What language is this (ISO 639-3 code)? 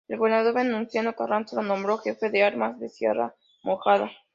spa